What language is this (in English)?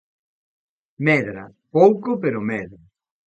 Galician